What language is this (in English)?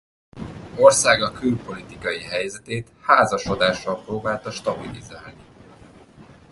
Hungarian